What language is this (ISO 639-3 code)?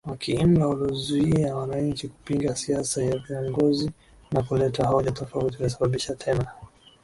swa